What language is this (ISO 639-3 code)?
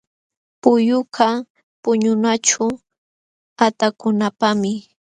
qxw